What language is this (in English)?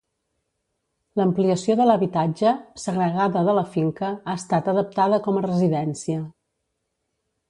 Catalan